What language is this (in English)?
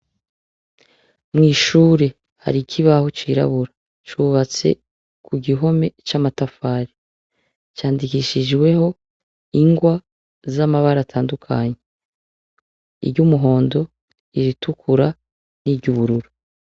Rundi